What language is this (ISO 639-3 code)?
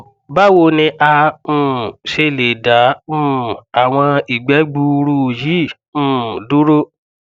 yor